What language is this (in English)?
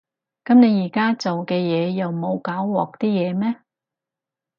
Cantonese